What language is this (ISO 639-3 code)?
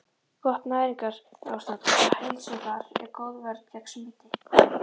isl